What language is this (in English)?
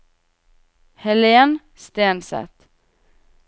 Norwegian